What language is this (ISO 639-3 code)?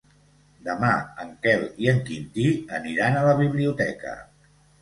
cat